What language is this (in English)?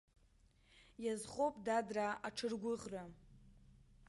Abkhazian